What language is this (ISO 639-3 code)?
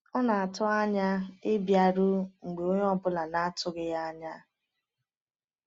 ibo